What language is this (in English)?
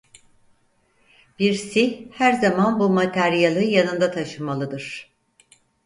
Turkish